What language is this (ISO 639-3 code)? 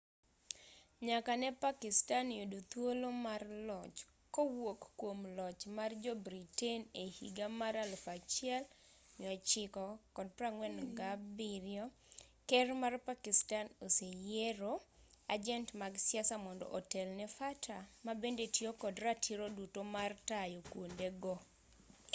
luo